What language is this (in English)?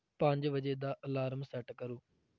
Punjabi